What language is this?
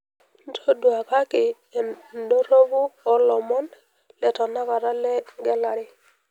Masai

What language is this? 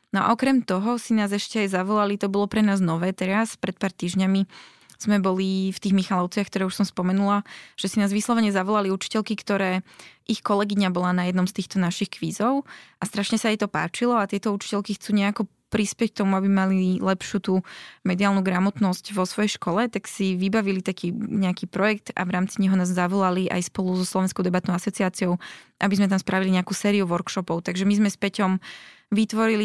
Slovak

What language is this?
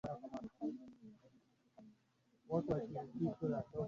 Swahili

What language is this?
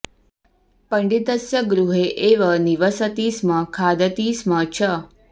Sanskrit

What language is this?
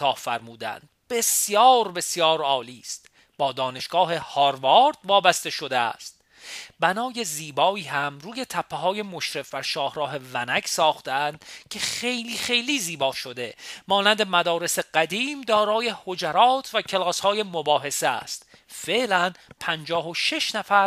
Persian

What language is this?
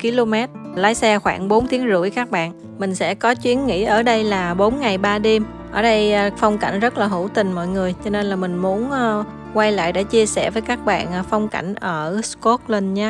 Vietnamese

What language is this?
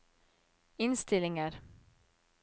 Norwegian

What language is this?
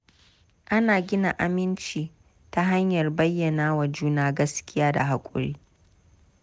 Hausa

